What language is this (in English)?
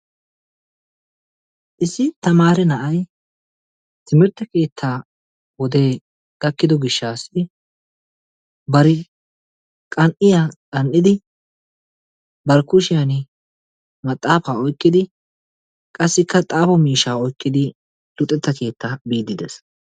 Wolaytta